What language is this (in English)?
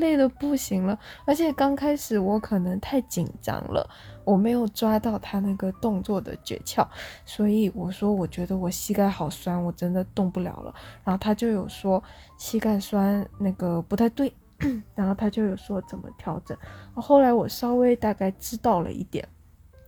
Chinese